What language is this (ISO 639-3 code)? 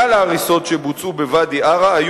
heb